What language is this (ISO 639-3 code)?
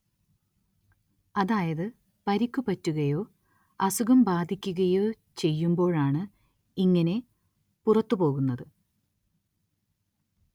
mal